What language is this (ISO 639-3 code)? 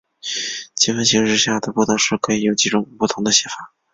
zho